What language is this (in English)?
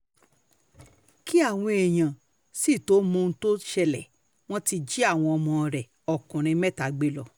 Yoruba